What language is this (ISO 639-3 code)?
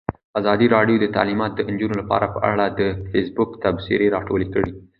pus